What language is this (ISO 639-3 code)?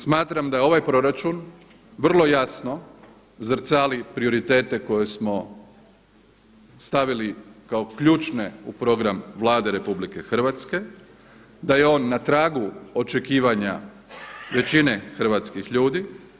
hrv